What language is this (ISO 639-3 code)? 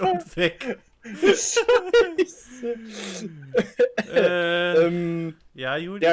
deu